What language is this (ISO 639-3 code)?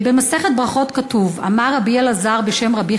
heb